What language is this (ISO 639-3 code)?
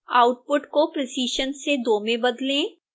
hin